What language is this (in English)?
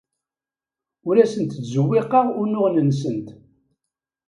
Kabyle